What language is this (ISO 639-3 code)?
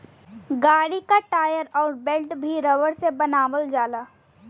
bho